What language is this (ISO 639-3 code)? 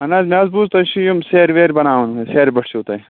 kas